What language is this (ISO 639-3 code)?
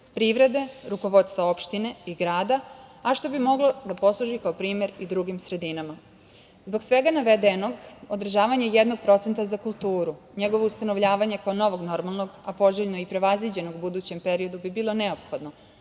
srp